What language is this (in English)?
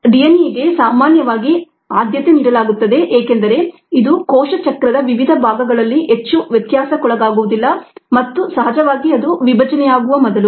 Kannada